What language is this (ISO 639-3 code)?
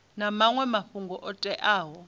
ven